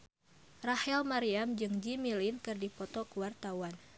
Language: Sundanese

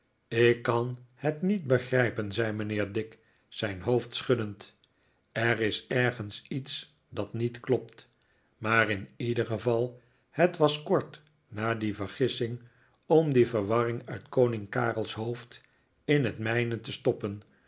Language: Dutch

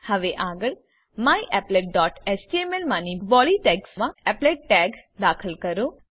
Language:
Gujarati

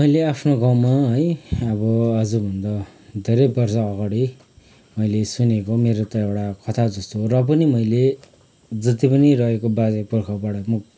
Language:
Nepali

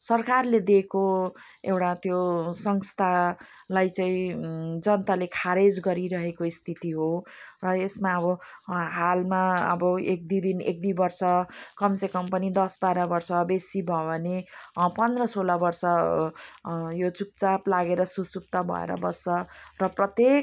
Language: Nepali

